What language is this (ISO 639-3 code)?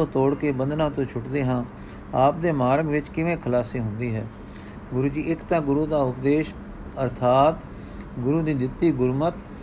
pan